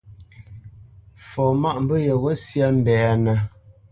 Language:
Bamenyam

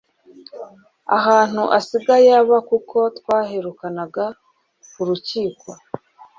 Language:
Kinyarwanda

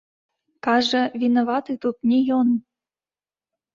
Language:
Belarusian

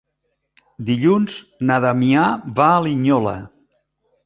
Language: Catalan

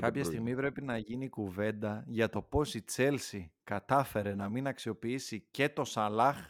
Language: Greek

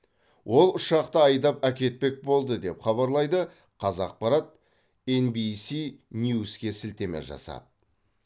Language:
Kazakh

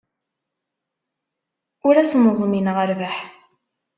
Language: Kabyle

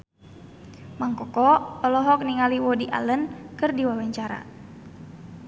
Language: Sundanese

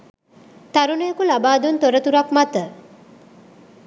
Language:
Sinhala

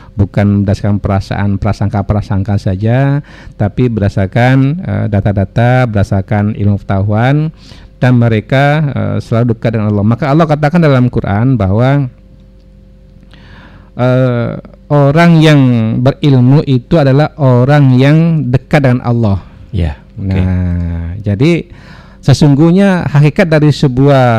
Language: Indonesian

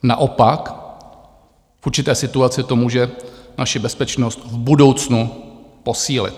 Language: Czech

